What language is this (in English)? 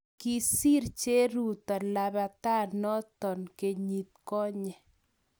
Kalenjin